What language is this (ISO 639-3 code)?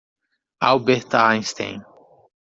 por